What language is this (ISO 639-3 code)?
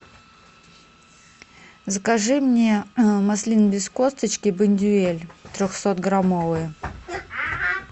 rus